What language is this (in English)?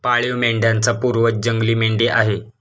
Marathi